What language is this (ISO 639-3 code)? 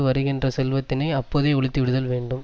tam